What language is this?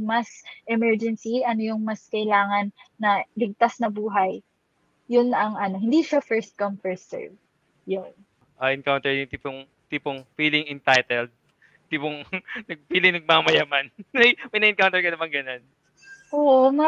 Filipino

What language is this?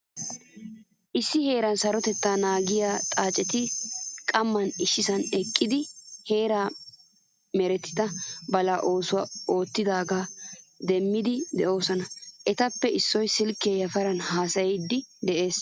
Wolaytta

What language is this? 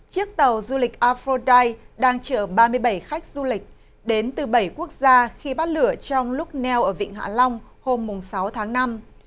Vietnamese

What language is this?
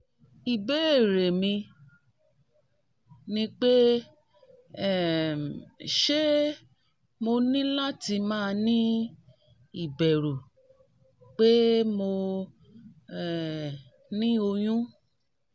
Yoruba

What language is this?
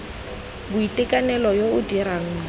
Tswana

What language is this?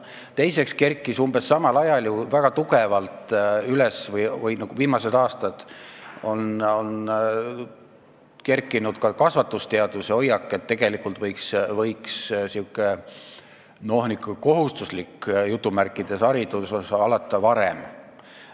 Estonian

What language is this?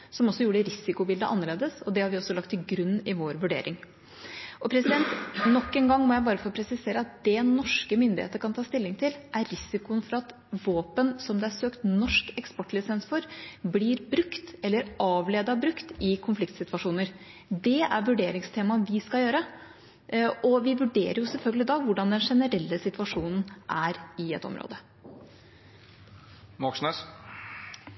Norwegian Bokmål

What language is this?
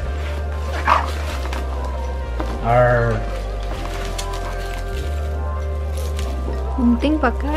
Indonesian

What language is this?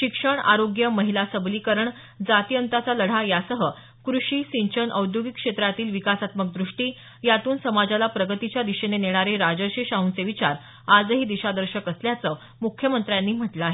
Marathi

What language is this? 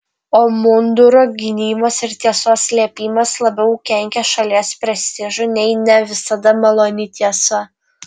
Lithuanian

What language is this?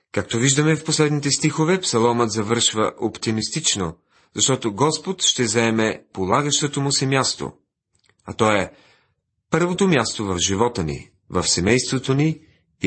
Bulgarian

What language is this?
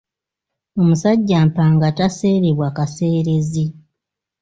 Ganda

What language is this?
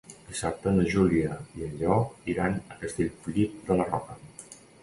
Catalan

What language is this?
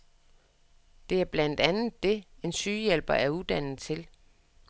Danish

